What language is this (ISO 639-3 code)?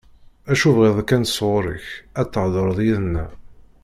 kab